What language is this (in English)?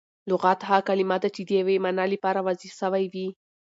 Pashto